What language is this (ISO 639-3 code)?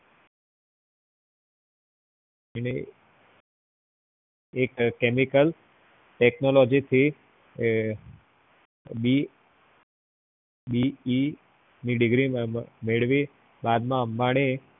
guj